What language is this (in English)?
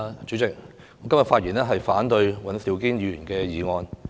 Cantonese